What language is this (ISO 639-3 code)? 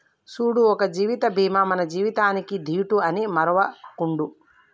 tel